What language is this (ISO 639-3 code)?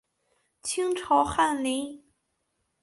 zho